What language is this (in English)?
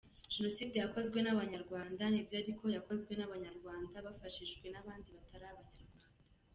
Kinyarwanda